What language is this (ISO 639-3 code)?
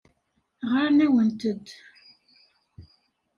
kab